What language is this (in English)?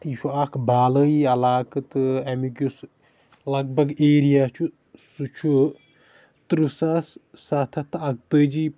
Kashmiri